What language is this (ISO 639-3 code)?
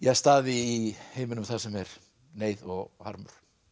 isl